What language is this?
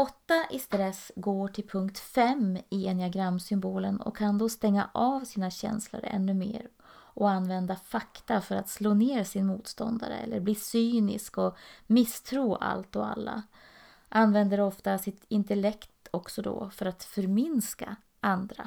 Swedish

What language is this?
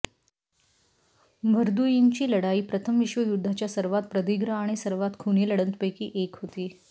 Marathi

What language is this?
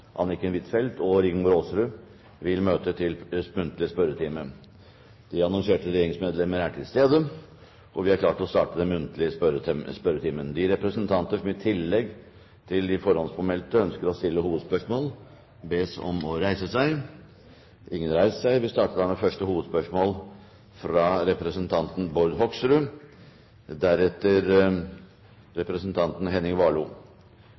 Norwegian Bokmål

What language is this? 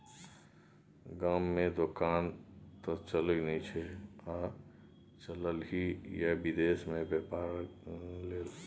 Maithili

